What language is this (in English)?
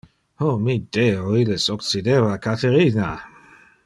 Interlingua